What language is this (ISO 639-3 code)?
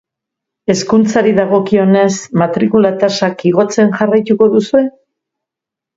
eus